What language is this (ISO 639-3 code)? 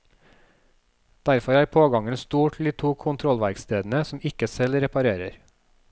nor